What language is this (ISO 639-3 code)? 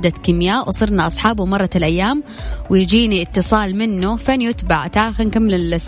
ara